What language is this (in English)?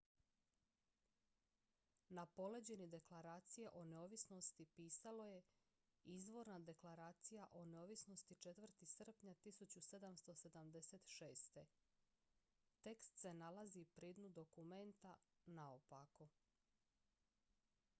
Croatian